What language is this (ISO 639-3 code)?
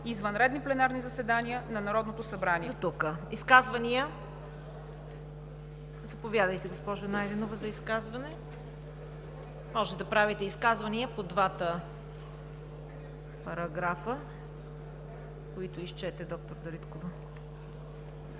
bul